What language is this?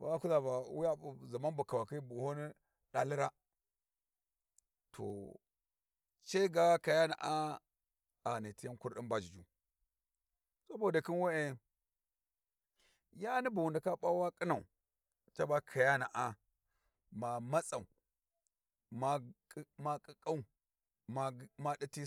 Warji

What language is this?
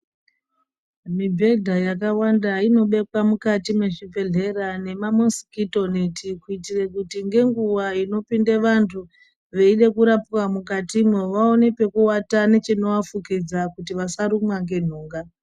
Ndau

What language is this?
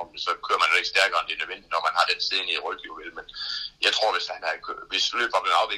Danish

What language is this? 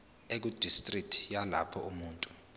Zulu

